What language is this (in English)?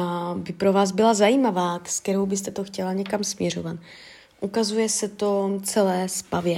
Czech